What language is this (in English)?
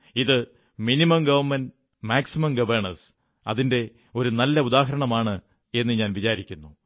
Malayalam